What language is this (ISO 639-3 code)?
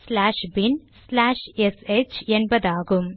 tam